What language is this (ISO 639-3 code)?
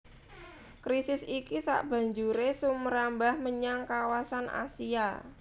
jav